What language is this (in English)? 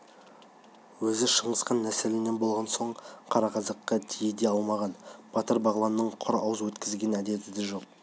Kazakh